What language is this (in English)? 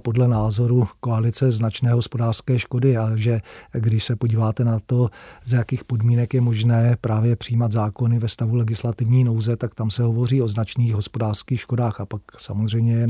Czech